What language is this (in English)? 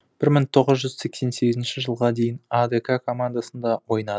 Kazakh